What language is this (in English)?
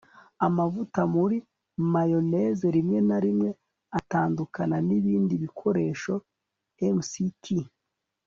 Kinyarwanda